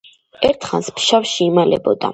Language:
Georgian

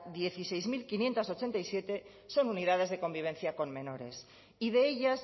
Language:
Spanish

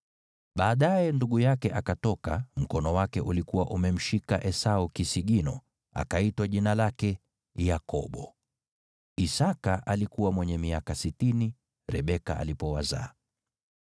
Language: Swahili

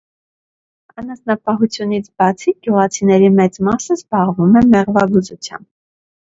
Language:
Armenian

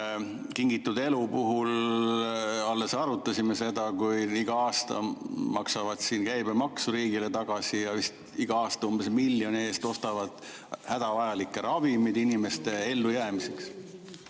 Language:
Estonian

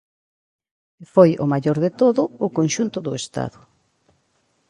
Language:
Galician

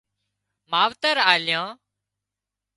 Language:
Wadiyara Koli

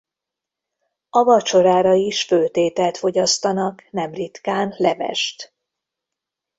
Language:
Hungarian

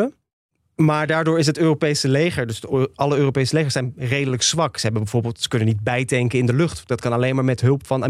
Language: Dutch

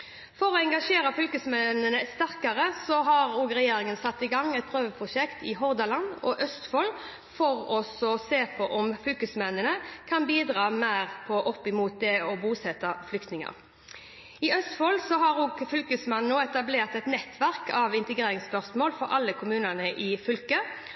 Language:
Norwegian Bokmål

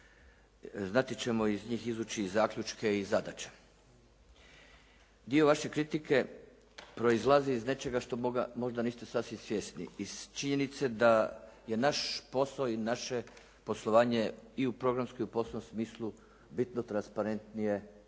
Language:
Croatian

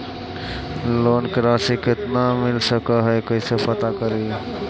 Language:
Magahi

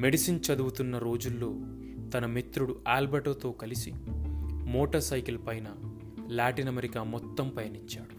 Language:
Telugu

